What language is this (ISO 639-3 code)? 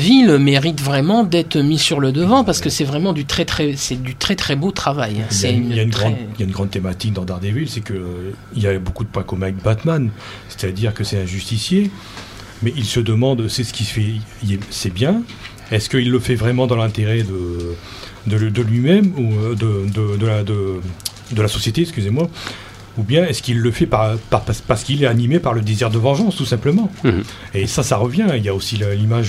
fra